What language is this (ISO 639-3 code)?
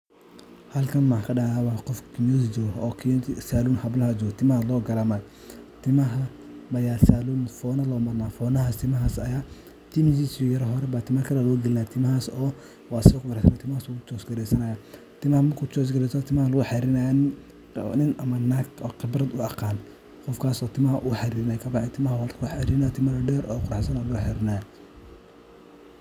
som